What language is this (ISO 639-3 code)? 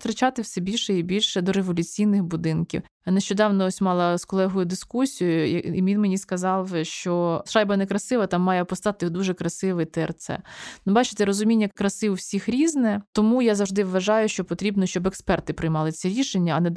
ukr